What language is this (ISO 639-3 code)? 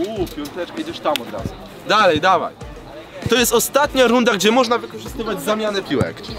pol